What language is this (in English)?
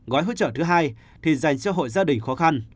Vietnamese